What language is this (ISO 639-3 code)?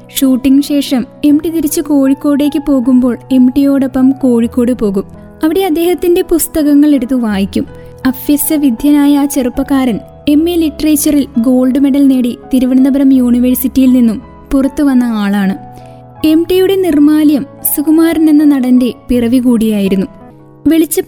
mal